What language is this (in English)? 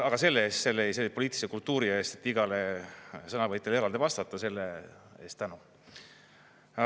Estonian